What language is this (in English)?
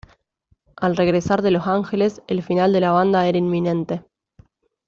Spanish